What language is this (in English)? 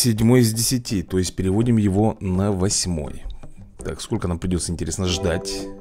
Russian